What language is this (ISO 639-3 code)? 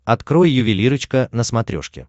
rus